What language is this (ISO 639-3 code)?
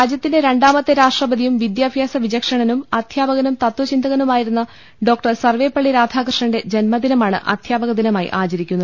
mal